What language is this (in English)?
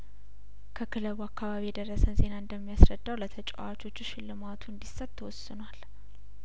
Amharic